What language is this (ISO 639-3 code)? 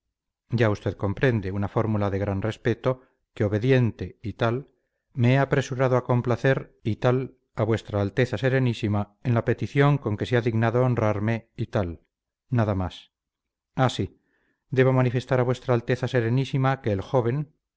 spa